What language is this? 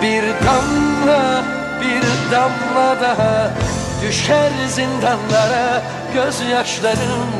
Turkish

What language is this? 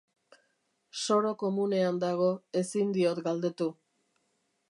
Basque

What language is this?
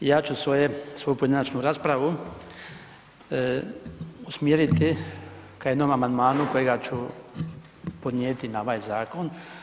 Croatian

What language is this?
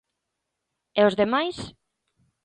Galician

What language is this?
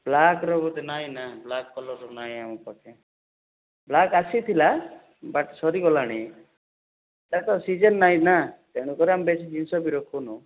Odia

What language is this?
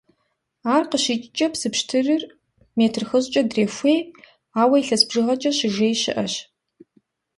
Kabardian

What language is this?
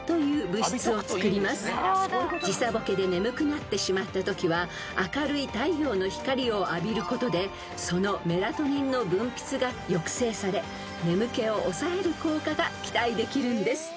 Japanese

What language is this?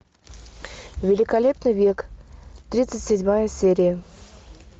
Russian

